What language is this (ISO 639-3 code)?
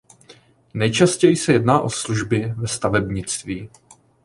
ces